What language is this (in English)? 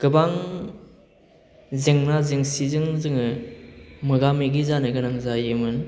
Bodo